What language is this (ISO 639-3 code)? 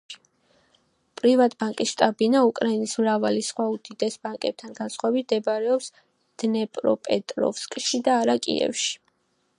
kat